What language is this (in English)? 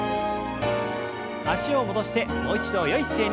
Japanese